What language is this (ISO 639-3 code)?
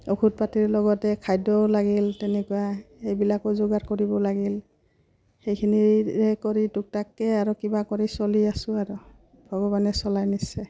asm